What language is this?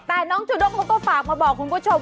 Thai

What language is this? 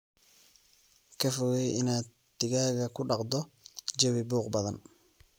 Somali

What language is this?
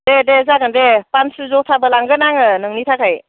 Bodo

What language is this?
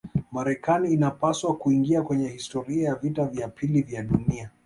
Swahili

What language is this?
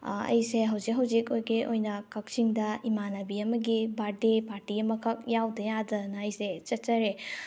Manipuri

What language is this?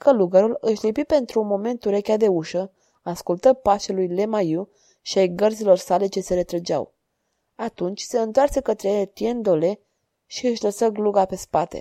Romanian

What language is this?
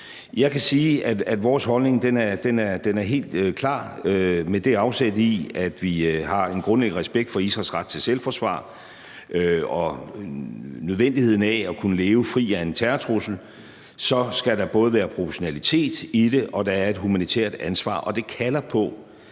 Danish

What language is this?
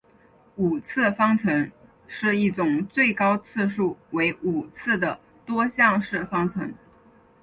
Chinese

